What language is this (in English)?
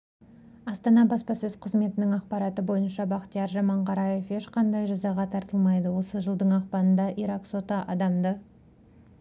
Kazakh